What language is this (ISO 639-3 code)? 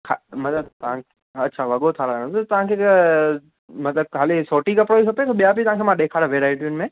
snd